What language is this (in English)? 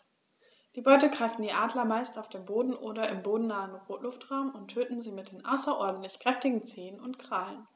German